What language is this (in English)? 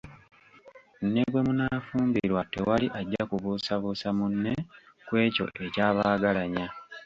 Ganda